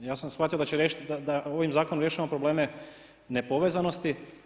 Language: Croatian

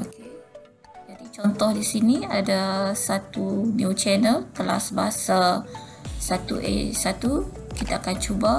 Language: Malay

